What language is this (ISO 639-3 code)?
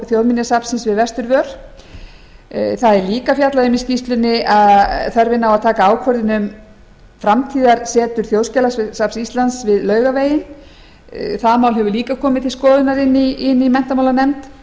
isl